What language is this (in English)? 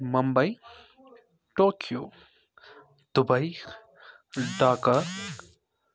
Kashmiri